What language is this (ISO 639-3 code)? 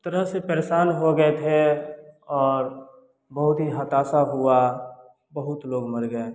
hin